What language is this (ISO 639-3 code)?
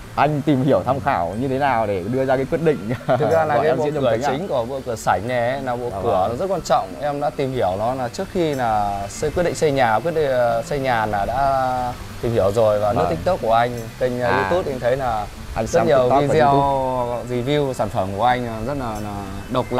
vie